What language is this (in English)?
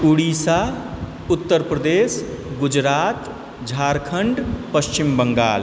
Maithili